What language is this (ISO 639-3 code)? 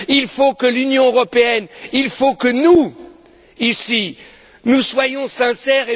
fra